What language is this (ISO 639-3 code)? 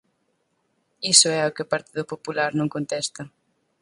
glg